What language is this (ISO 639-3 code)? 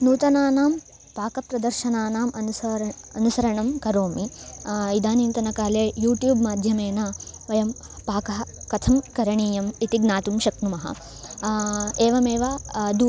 san